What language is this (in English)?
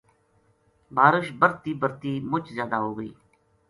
Gujari